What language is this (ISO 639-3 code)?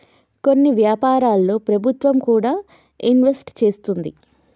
tel